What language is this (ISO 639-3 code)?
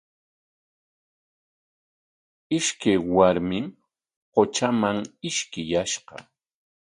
qwa